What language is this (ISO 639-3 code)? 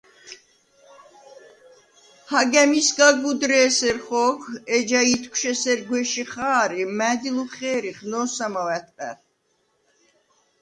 sva